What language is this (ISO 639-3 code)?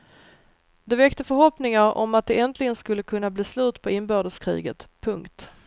swe